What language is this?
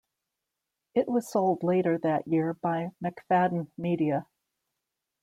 English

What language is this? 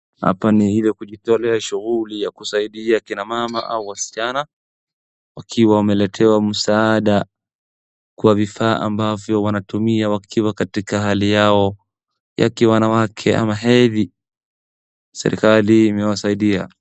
Swahili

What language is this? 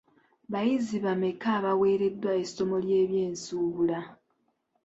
Ganda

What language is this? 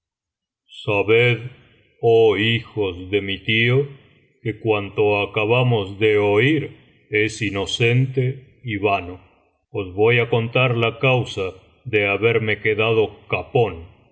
Spanish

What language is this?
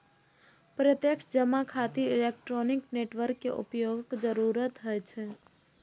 Maithili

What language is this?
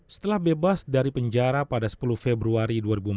Indonesian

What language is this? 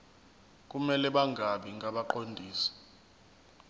Zulu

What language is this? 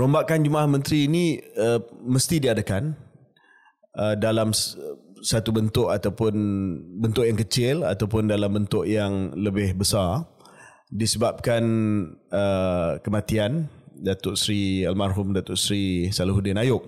Malay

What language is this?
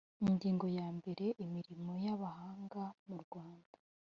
Kinyarwanda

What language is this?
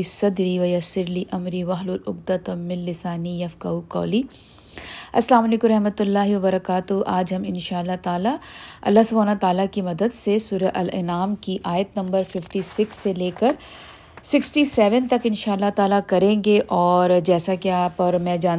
Urdu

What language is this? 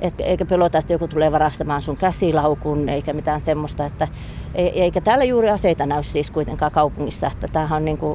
Finnish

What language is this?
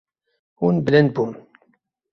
Kurdish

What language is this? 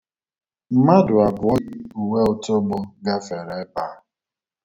Igbo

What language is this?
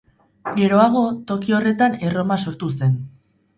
Basque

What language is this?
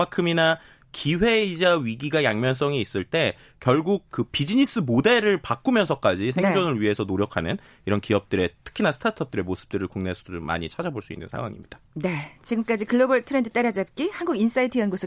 Korean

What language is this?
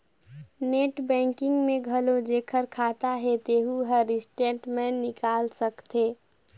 Chhattisgarhi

